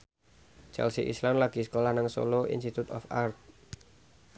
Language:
Javanese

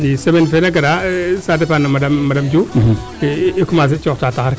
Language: Serer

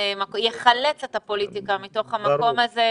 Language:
Hebrew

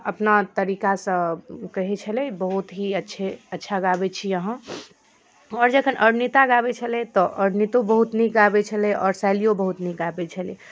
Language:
Maithili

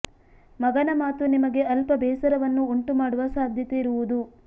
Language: Kannada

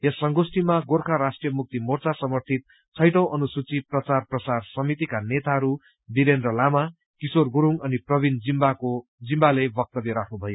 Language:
Nepali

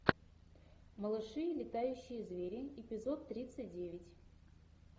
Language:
Russian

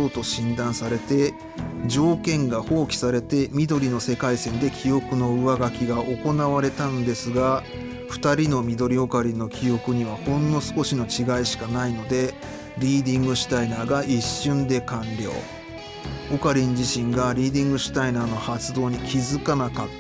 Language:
Japanese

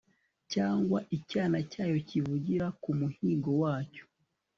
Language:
Kinyarwanda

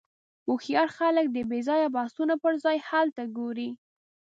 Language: Pashto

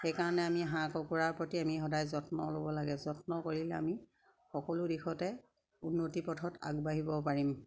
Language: Assamese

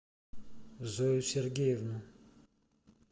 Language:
Russian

